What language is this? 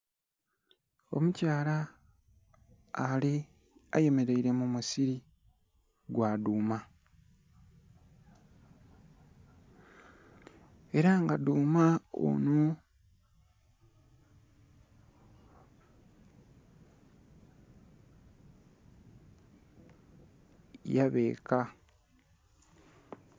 Soga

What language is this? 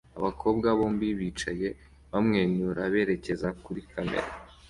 Kinyarwanda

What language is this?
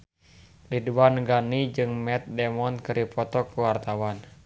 Sundanese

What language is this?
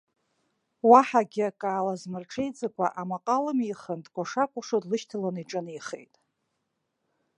Abkhazian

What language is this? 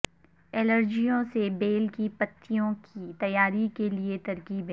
Urdu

